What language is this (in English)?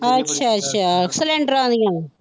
Punjabi